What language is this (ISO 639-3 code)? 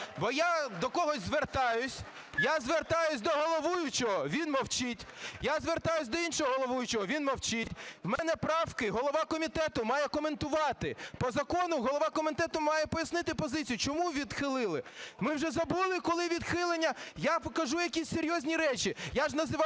ukr